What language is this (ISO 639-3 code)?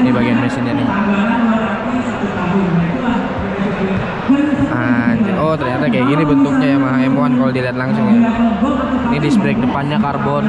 ind